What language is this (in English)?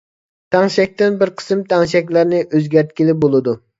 Uyghur